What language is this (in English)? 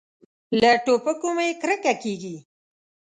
Pashto